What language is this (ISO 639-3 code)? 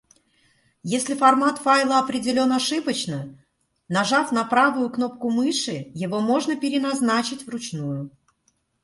rus